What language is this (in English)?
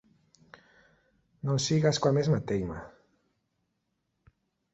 Galician